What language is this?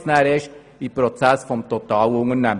Swiss German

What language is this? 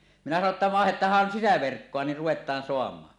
Finnish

